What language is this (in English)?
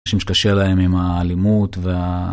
Hebrew